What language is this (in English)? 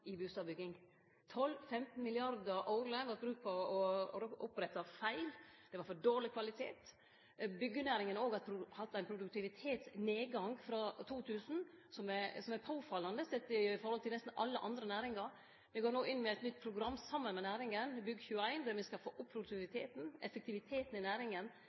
Norwegian Nynorsk